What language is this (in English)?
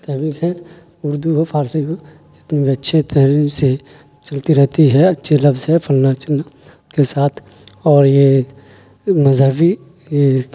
Urdu